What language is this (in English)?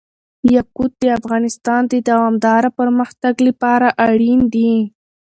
Pashto